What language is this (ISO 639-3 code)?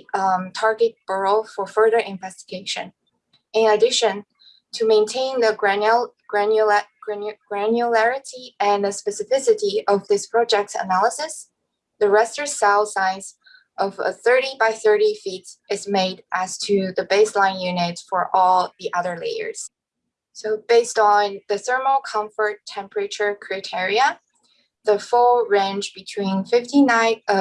eng